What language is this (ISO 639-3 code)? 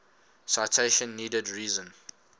eng